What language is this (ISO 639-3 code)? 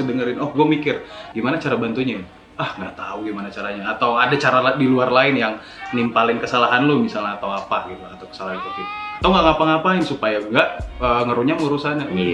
ind